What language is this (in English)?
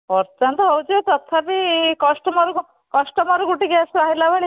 Odia